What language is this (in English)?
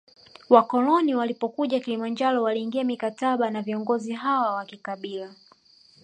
Swahili